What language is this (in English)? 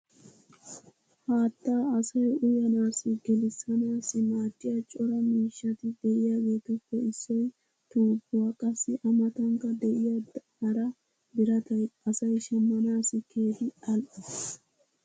Wolaytta